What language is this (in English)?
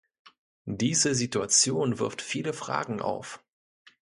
German